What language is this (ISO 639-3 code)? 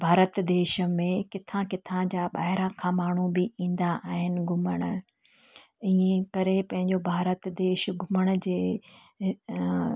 snd